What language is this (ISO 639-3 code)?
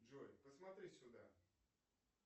rus